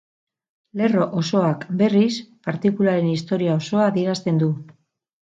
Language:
Basque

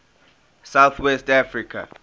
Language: English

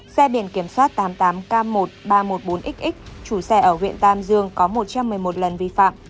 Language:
Vietnamese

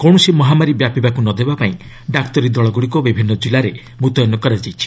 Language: Odia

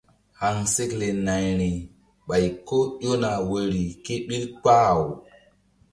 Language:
Mbum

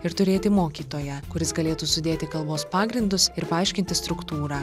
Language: Lithuanian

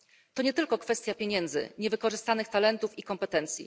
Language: Polish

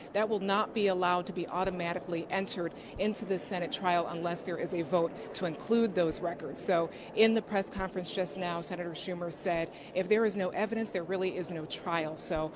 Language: English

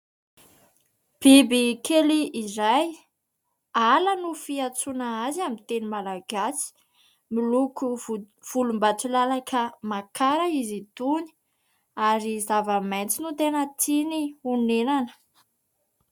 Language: Malagasy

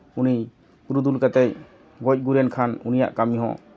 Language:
Santali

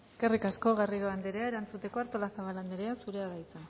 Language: Basque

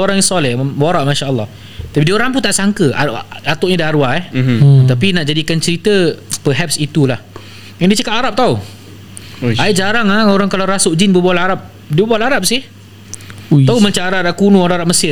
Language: Malay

